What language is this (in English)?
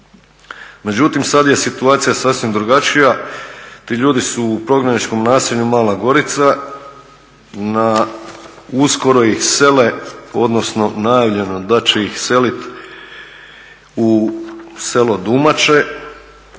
Croatian